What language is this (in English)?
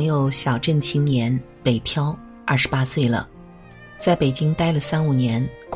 Chinese